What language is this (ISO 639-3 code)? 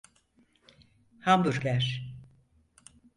tur